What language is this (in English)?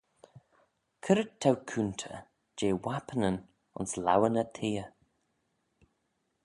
Manx